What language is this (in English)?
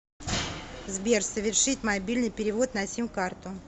Russian